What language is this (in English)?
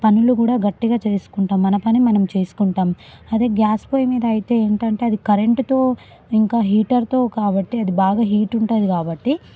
Telugu